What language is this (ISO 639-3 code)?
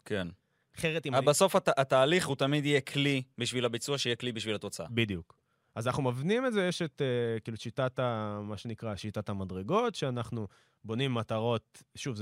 heb